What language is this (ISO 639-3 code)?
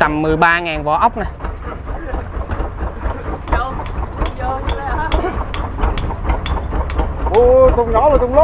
vie